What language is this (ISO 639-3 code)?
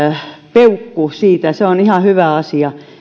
fin